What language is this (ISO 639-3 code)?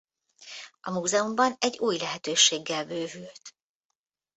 hun